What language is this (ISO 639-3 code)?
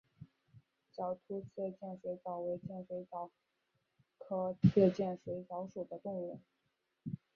zho